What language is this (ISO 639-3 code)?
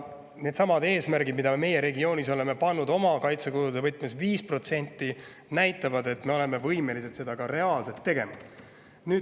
est